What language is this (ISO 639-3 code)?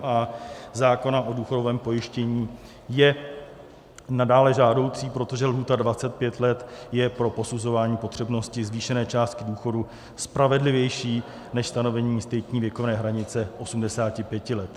ces